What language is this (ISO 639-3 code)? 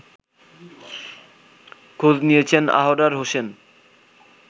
ben